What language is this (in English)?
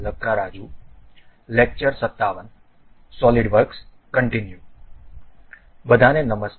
Gujarati